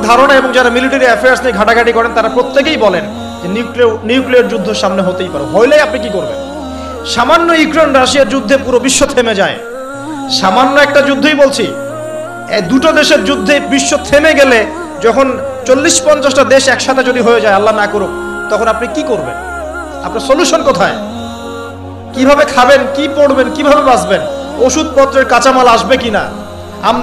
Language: Arabic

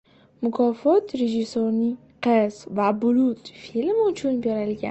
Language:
Uzbek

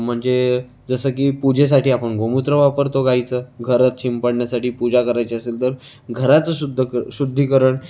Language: Marathi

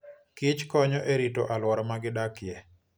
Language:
Luo (Kenya and Tanzania)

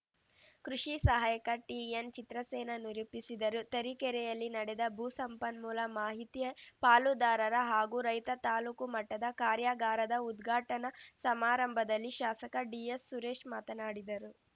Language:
Kannada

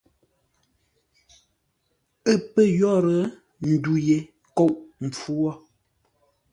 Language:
Ngombale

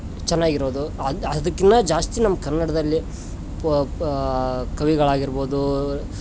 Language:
Kannada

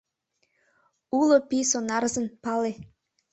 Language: Mari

